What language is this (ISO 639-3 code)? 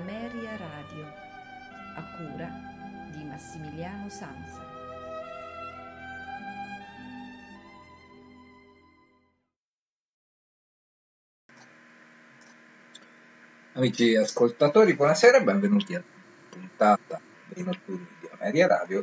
ita